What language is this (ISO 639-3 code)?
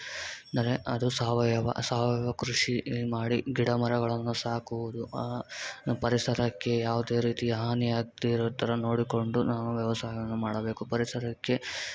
kan